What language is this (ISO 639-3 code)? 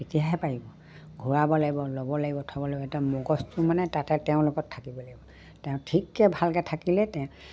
asm